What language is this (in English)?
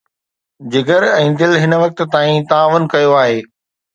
Sindhi